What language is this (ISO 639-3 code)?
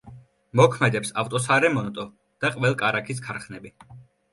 kat